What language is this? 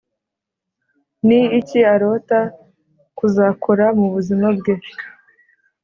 Kinyarwanda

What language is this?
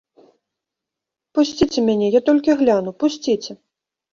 Belarusian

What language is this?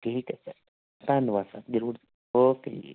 Punjabi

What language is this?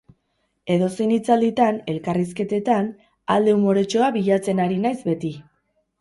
Basque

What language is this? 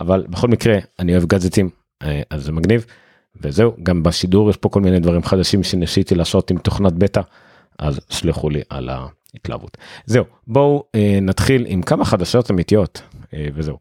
Hebrew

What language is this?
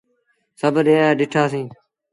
Sindhi Bhil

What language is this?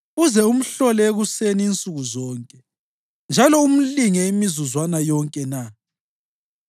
North Ndebele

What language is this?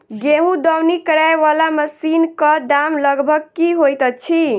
Maithili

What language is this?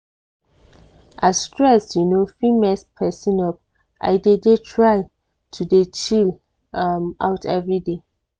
Nigerian Pidgin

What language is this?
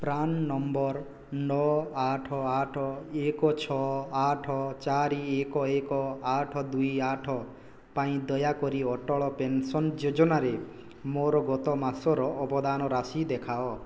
Odia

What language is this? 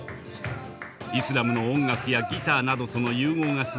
Japanese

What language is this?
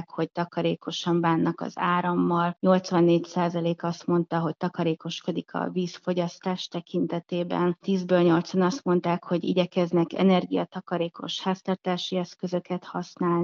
Hungarian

